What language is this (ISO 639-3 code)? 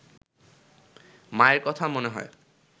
ben